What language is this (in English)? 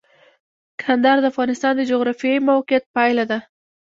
Pashto